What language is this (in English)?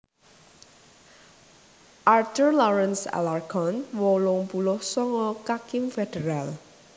Javanese